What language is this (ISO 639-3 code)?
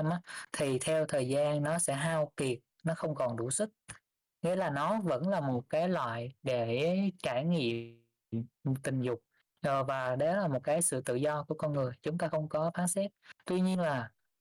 vie